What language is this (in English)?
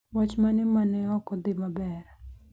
Luo (Kenya and Tanzania)